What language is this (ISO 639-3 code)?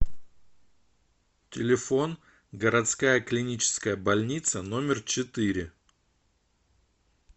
rus